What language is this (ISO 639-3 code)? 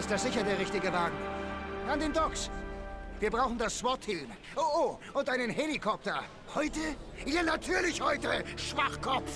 deu